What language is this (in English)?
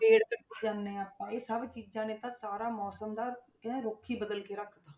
Punjabi